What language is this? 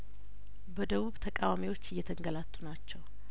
Amharic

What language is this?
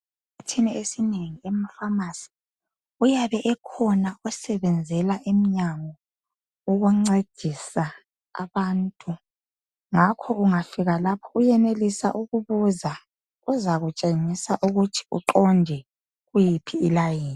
North Ndebele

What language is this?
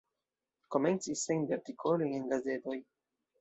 Esperanto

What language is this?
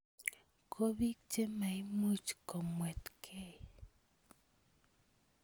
Kalenjin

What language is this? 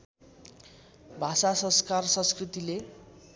Nepali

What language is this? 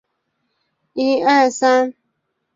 Chinese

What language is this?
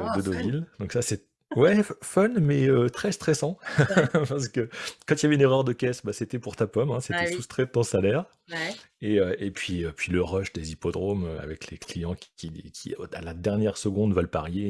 French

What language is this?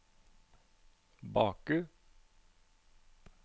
Norwegian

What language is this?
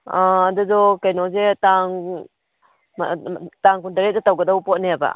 Manipuri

